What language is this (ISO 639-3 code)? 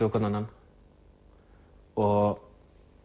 isl